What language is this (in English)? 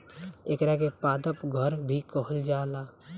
Bhojpuri